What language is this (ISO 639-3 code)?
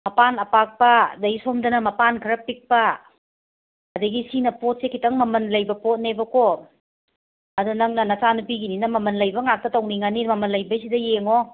mni